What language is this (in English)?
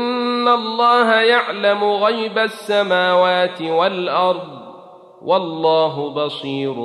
Arabic